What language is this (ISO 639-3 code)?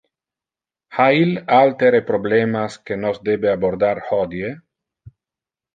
ina